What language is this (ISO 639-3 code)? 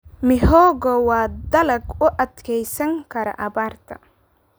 som